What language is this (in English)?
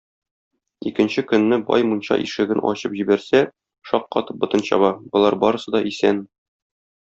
Tatar